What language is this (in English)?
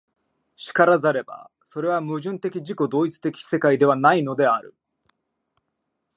Japanese